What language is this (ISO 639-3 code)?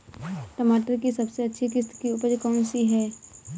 hin